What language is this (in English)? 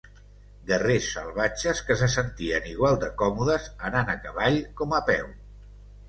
Catalan